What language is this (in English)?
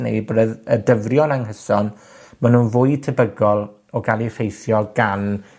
Welsh